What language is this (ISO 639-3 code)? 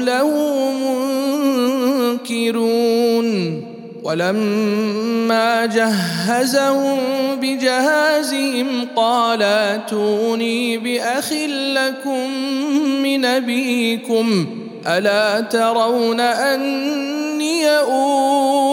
ara